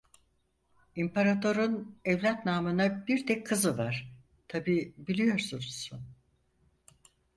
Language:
Turkish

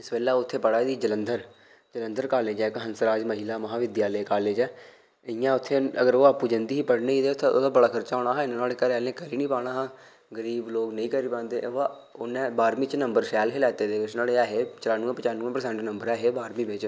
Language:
Dogri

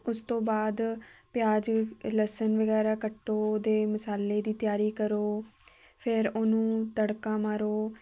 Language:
Punjabi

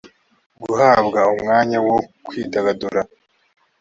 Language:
Kinyarwanda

